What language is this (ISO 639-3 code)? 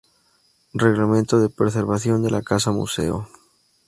spa